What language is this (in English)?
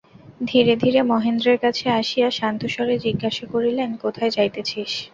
Bangla